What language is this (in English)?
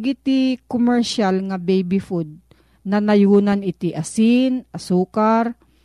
Filipino